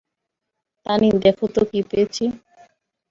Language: Bangla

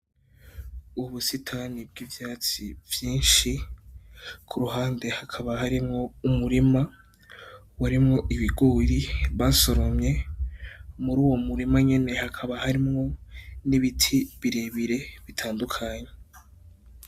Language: Rundi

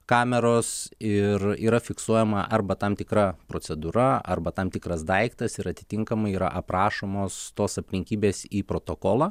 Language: Lithuanian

